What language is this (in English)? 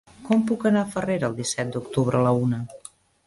Catalan